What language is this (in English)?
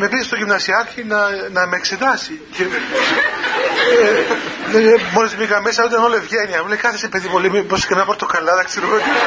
Greek